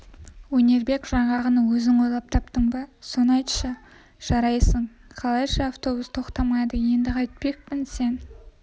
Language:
Kazakh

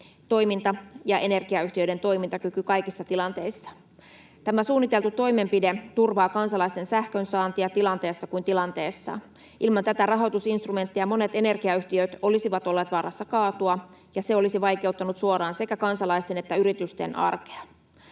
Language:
Finnish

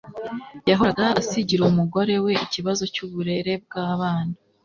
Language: Kinyarwanda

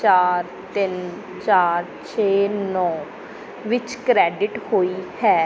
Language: Punjabi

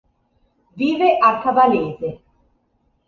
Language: Italian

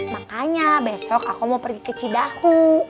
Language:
Indonesian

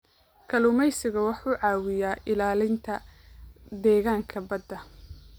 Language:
Somali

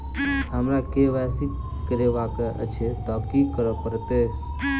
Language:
Maithili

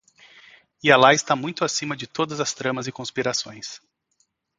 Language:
Portuguese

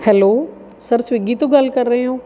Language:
Punjabi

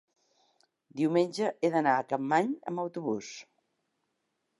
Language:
Catalan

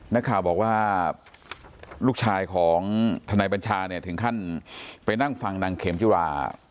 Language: Thai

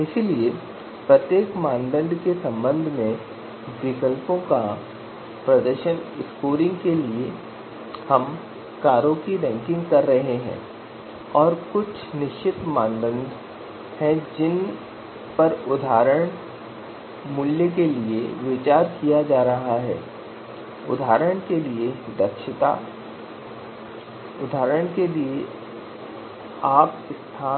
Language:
Hindi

